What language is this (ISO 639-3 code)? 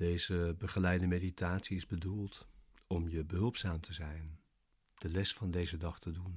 nld